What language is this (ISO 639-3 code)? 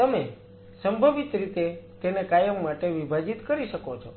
guj